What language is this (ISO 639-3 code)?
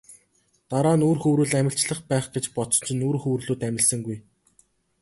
mon